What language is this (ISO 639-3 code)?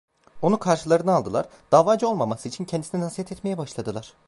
tur